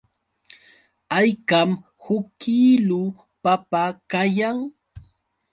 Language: Yauyos Quechua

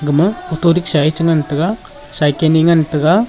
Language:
Wancho Naga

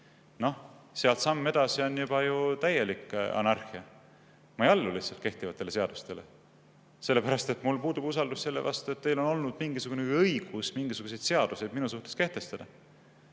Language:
Estonian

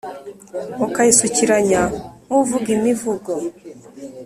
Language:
Kinyarwanda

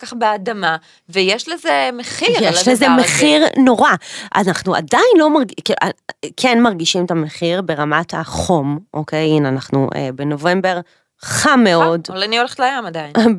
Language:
Hebrew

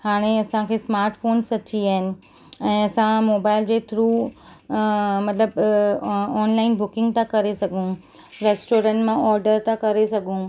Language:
Sindhi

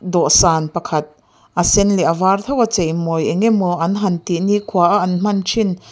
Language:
Mizo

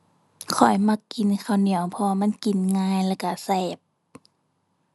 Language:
Thai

